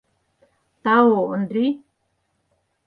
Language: Mari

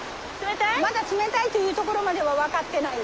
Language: Japanese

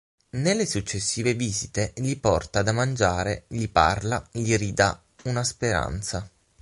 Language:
Italian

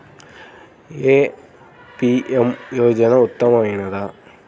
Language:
Telugu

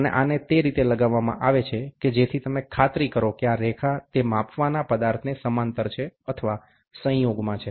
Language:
Gujarati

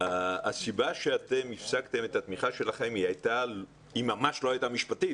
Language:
Hebrew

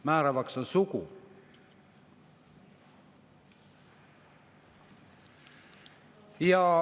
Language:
Estonian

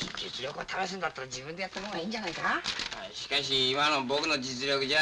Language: Japanese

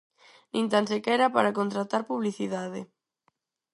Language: Galician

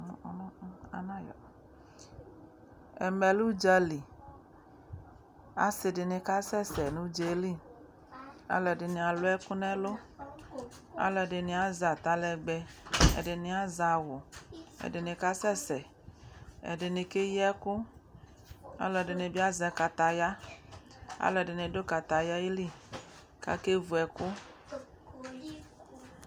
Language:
Ikposo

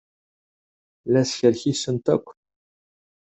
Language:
Kabyle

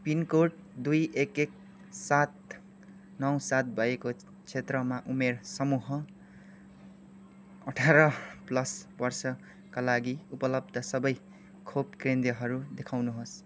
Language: Nepali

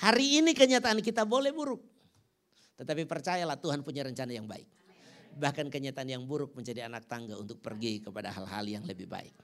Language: Indonesian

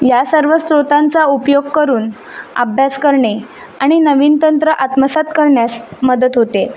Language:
Marathi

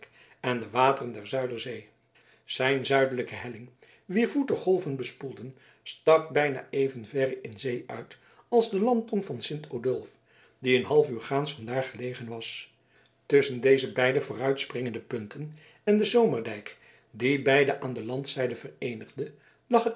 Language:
Dutch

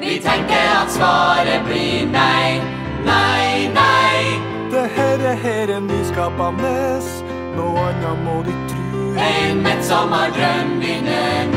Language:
Swedish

